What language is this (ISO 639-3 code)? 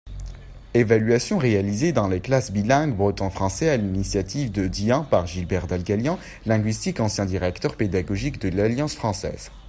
fra